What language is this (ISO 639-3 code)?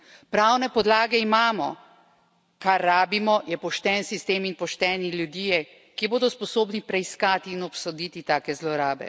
slv